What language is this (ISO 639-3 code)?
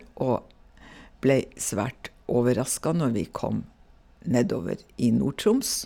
nor